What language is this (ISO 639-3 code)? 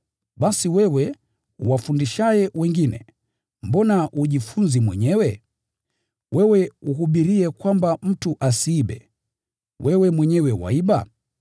swa